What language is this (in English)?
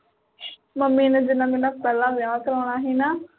Punjabi